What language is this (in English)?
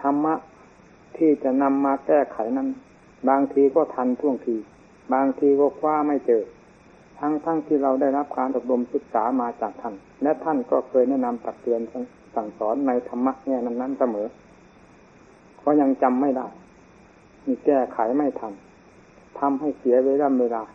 Thai